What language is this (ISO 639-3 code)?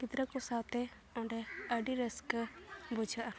sat